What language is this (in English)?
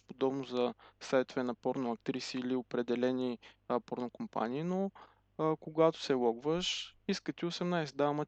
Bulgarian